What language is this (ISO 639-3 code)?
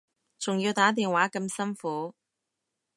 yue